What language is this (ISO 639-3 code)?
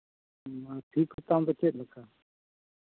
sat